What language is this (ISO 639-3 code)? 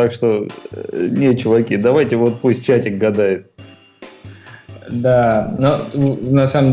rus